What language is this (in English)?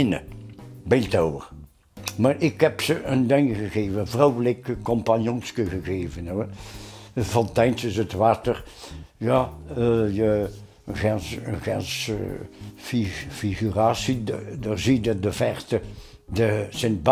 Dutch